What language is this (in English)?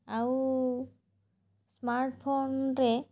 Odia